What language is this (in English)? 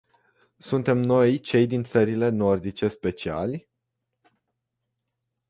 Romanian